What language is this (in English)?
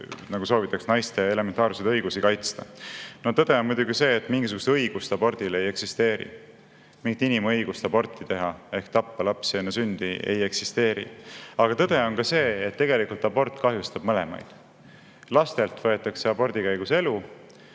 Estonian